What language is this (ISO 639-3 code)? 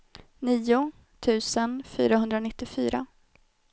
swe